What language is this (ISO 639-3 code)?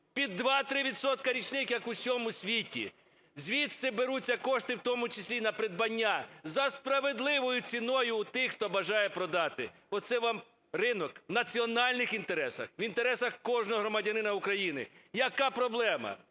ukr